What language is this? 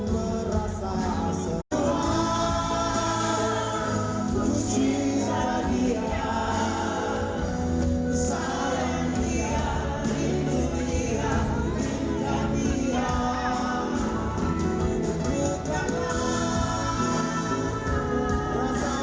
Indonesian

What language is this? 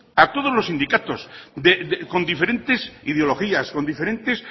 Spanish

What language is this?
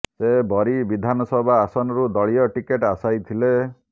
Odia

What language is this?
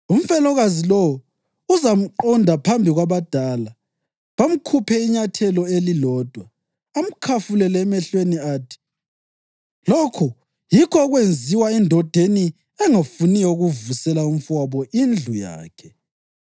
North Ndebele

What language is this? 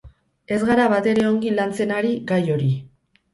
Basque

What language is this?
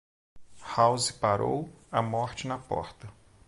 Portuguese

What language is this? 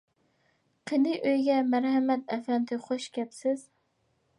Uyghur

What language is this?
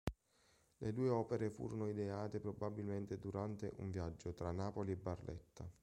Italian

